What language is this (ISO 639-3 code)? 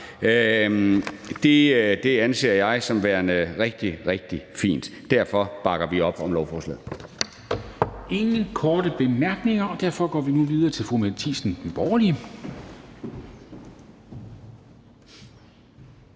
dan